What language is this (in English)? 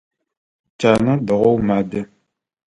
Adyghe